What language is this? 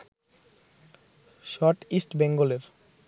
Bangla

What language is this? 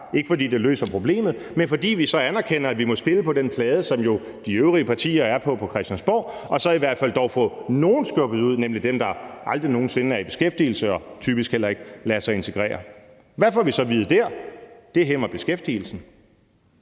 Danish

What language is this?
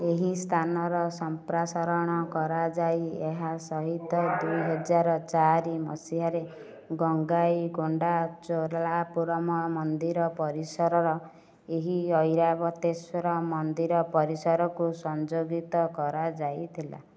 Odia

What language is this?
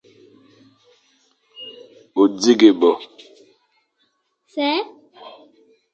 Fang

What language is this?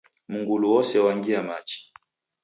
Taita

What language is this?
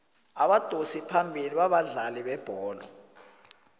South Ndebele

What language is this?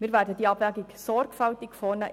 Swiss German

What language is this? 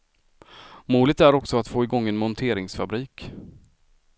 Swedish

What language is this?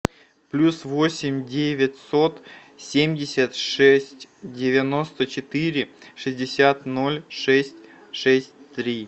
Russian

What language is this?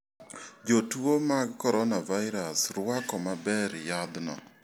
Luo (Kenya and Tanzania)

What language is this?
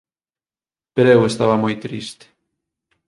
Galician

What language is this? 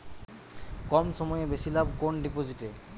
Bangla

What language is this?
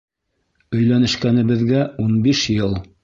Bashkir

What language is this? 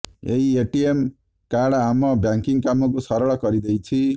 Odia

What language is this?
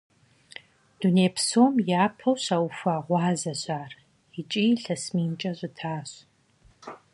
Kabardian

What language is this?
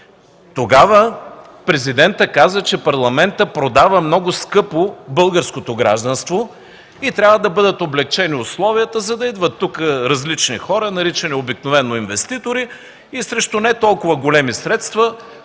Bulgarian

